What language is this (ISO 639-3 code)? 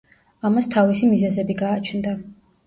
kat